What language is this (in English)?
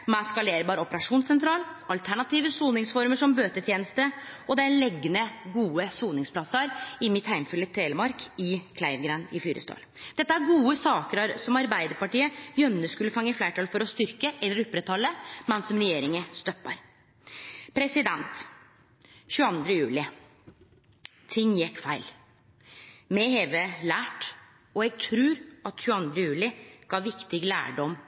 Norwegian Nynorsk